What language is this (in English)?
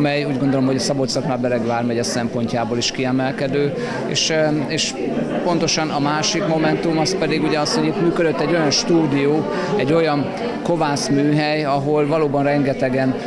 Hungarian